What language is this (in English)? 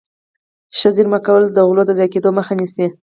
Pashto